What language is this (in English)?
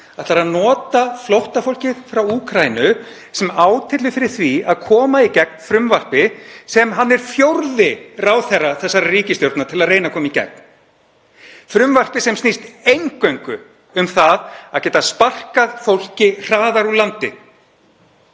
Icelandic